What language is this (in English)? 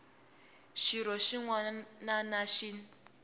Tsonga